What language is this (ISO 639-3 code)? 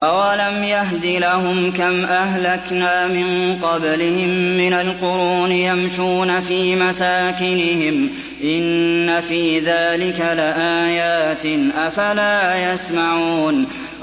ara